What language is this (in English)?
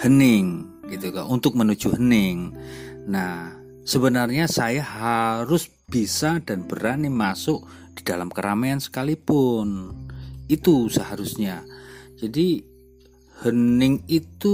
Indonesian